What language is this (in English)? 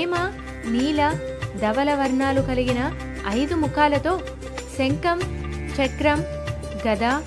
Telugu